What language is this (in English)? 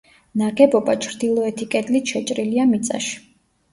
Georgian